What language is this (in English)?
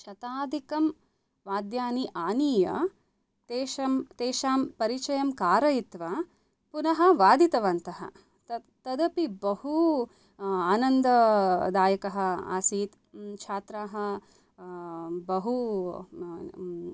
Sanskrit